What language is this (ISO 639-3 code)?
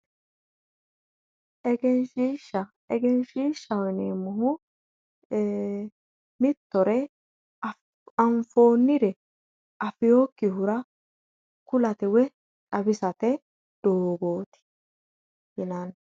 sid